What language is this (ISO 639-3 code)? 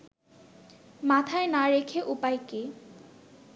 ben